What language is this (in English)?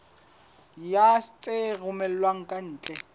Southern Sotho